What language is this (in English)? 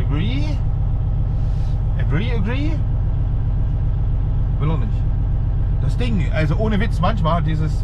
German